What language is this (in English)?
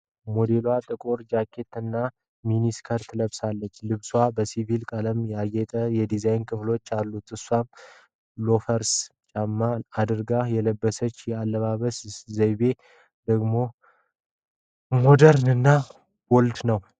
Amharic